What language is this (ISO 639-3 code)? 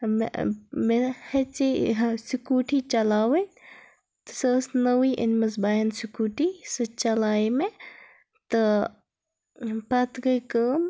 kas